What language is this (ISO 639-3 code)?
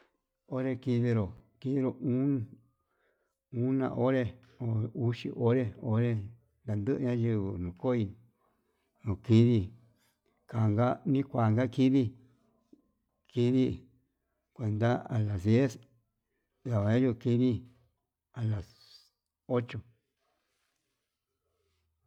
mab